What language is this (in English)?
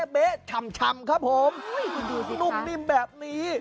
Thai